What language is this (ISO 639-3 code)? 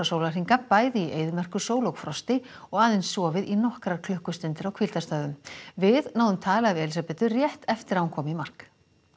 isl